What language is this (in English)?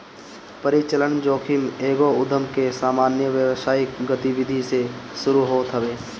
Bhojpuri